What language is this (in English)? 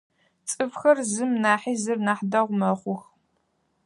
Adyghe